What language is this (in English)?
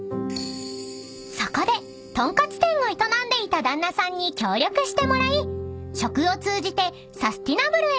Japanese